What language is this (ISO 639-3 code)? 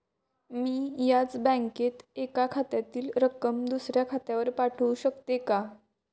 mar